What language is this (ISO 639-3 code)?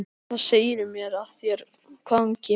isl